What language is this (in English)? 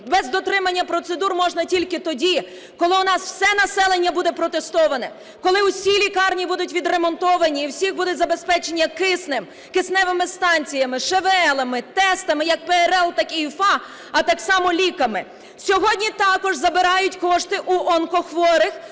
Ukrainian